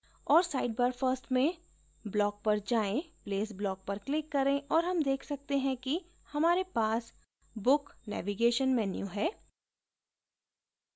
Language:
Hindi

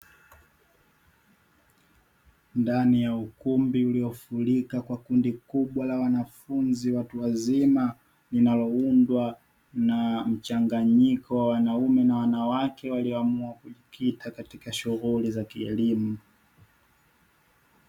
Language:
Swahili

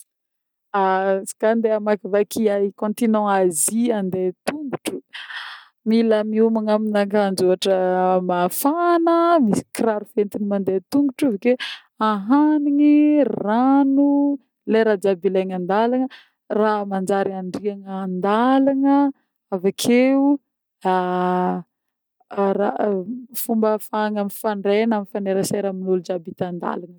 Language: Northern Betsimisaraka Malagasy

